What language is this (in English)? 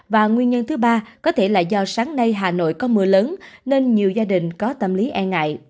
Vietnamese